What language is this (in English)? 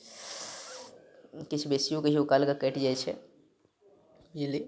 Maithili